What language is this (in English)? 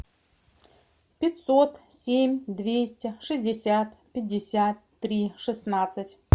Russian